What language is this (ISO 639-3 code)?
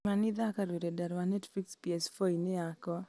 kik